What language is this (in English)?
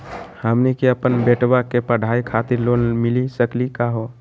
Magahi